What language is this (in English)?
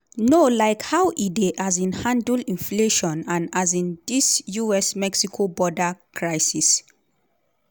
Nigerian Pidgin